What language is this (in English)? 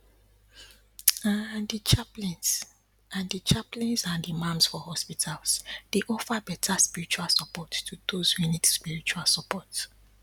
Nigerian Pidgin